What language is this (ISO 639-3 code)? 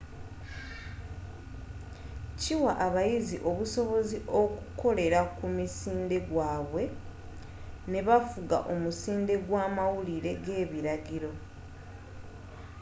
lug